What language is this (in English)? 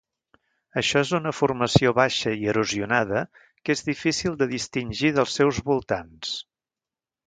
Catalan